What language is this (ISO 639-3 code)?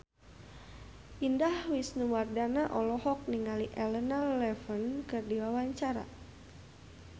sun